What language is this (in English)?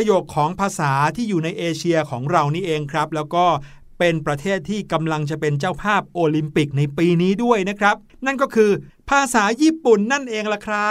Thai